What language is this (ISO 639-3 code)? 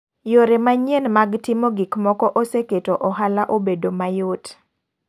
luo